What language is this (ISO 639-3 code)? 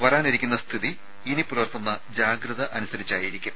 mal